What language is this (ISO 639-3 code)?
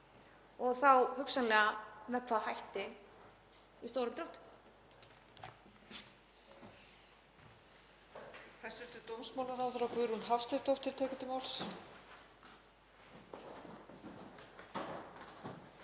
isl